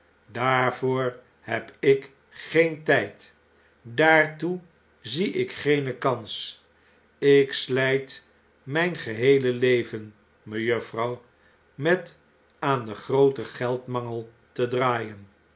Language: Dutch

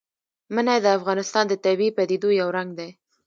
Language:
Pashto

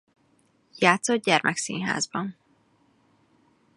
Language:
Hungarian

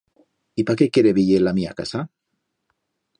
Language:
Aragonese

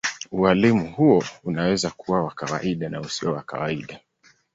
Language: Swahili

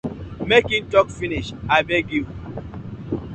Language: Nigerian Pidgin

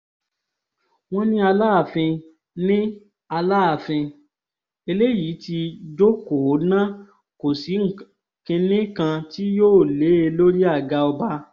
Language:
Yoruba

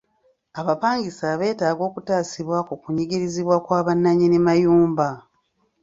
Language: Ganda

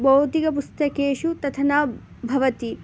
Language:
Sanskrit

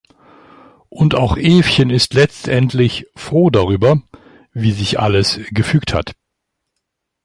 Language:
German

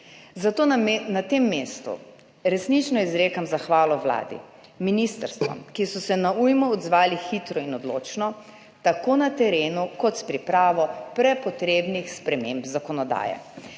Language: Slovenian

